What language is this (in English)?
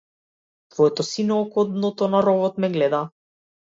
Macedonian